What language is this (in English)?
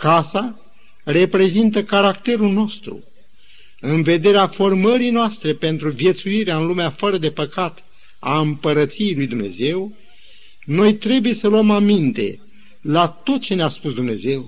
Romanian